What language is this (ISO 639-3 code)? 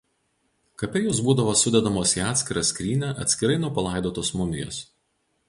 lit